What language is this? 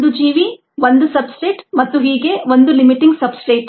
Kannada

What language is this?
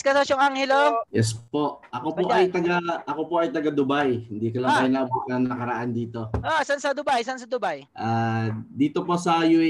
Filipino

